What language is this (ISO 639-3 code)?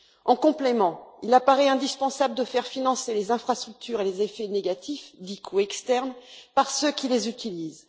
fra